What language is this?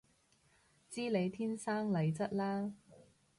Cantonese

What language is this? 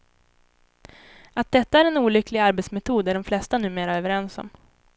Swedish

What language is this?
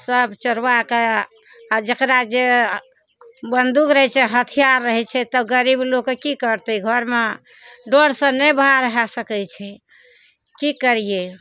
Maithili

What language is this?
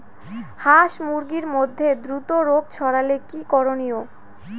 Bangla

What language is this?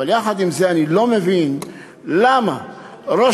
Hebrew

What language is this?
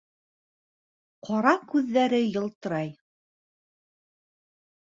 Bashkir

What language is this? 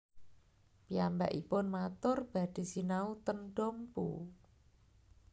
Javanese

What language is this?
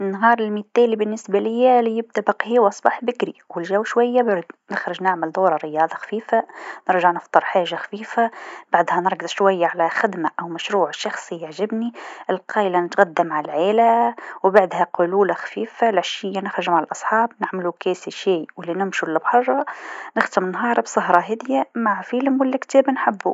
Tunisian Arabic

